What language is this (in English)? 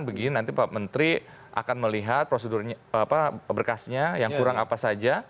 Indonesian